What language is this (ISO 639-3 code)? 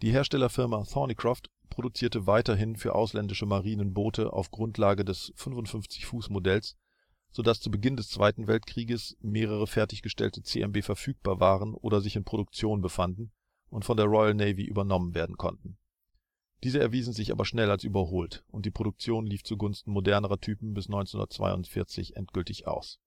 deu